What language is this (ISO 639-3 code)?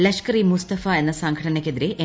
mal